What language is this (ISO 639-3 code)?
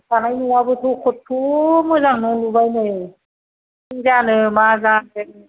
brx